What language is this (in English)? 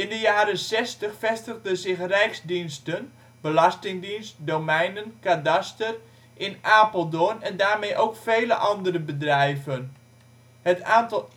Dutch